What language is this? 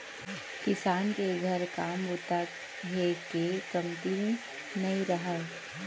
Chhattisgarhi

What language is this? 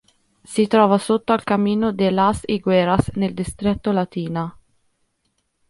Italian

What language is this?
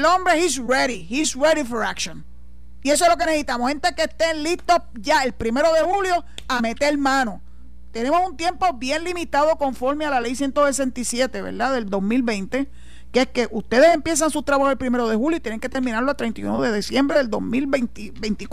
Spanish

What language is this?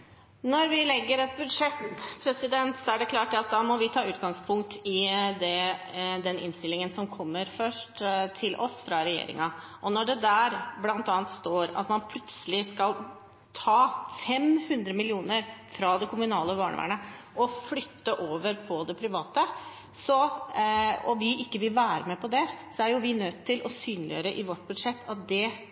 Norwegian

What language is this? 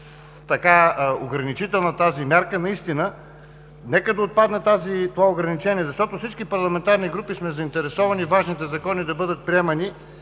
Bulgarian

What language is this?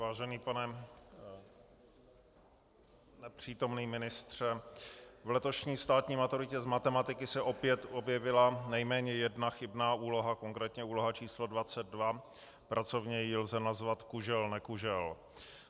Czech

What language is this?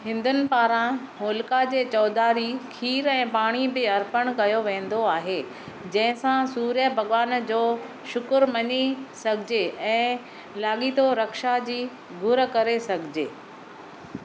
Sindhi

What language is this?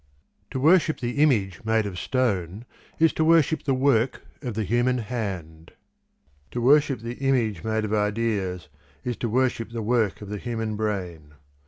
English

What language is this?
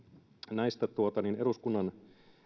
Finnish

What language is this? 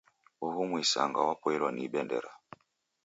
Taita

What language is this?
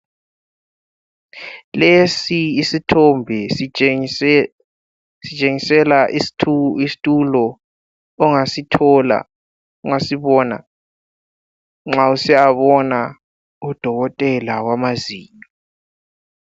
North Ndebele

